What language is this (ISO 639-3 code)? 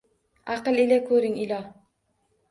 uzb